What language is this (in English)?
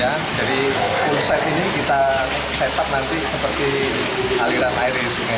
Indonesian